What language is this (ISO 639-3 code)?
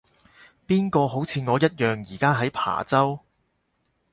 yue